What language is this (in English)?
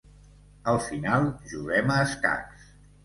Catalan